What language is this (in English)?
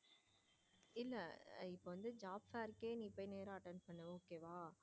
Tamil